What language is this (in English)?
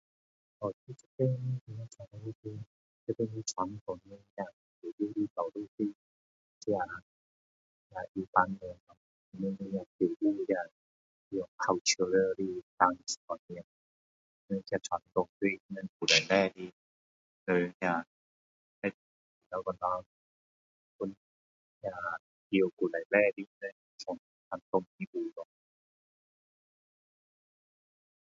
Min Dong Chinese